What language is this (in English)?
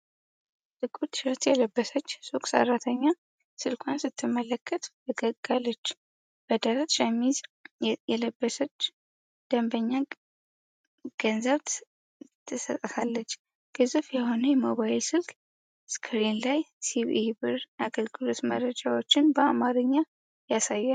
Amharic